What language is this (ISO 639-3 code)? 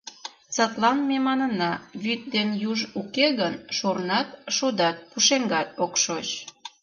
chm